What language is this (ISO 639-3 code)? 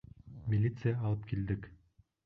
bak